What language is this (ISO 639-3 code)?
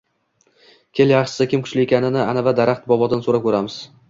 uzb